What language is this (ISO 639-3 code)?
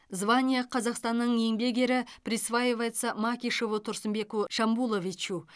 kaz